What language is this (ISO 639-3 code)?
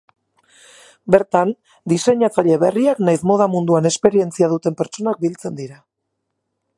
eus